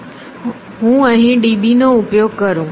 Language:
Gujarati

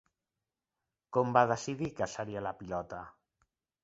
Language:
Catalan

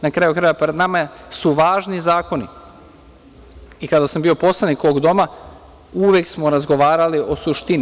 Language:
Serbian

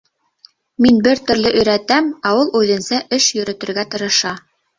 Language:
Bashkir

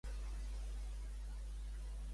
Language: Catalan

